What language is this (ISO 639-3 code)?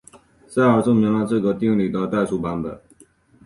zho